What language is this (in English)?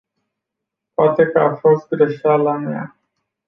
Romanian